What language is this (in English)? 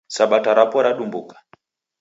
Taita